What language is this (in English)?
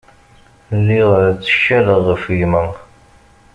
Kabyle